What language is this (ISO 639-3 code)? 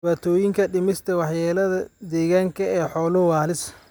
som